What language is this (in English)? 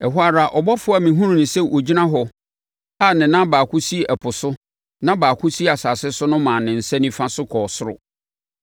Akan